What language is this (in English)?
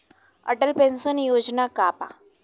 Bhojpuri